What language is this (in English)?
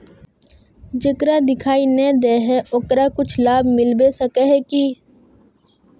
Magahi